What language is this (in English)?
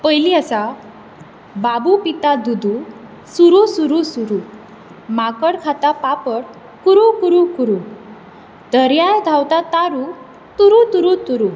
Konkani